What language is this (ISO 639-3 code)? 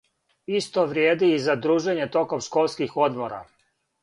srp